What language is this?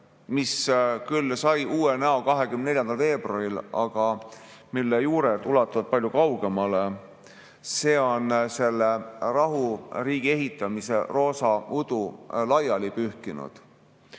Estonian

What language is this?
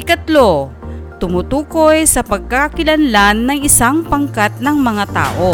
Filipino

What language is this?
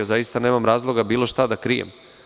Serbian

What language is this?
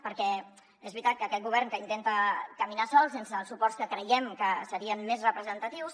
Catalan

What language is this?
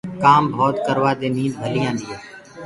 Gurgula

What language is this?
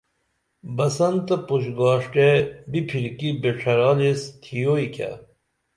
Dameli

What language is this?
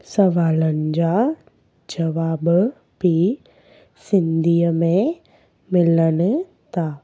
Sindhi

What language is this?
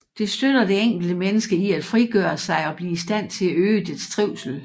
Danish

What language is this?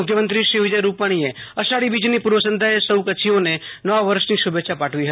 Gujarati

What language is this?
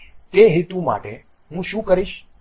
Gujarati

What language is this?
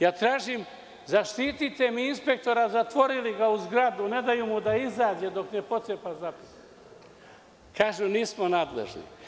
Serbian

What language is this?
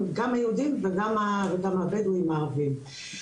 Hebrew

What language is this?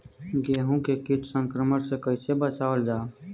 Bhojpuri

